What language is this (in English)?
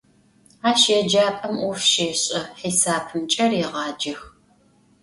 Adyghe